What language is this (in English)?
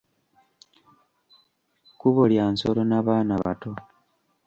Ganda